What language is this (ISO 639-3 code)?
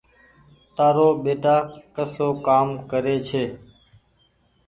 gig